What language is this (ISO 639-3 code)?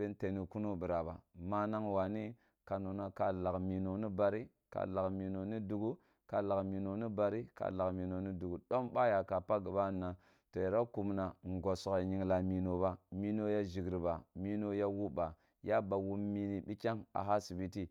bbu